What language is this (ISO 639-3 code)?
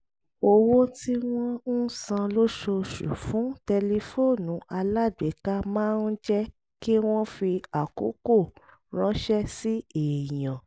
yor